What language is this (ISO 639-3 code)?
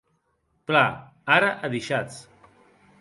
oci